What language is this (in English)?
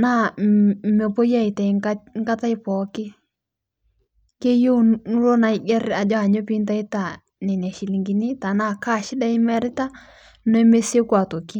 Masai